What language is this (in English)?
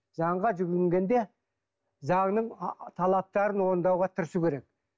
Kazakh